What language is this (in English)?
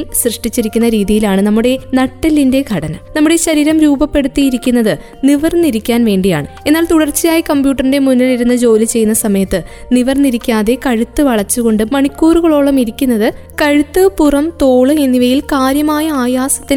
Malayalam